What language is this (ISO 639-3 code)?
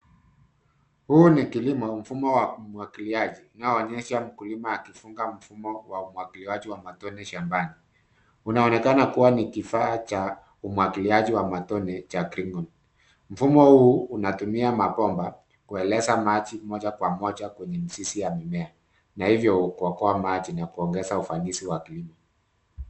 swa